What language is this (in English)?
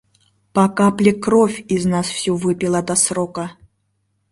Mari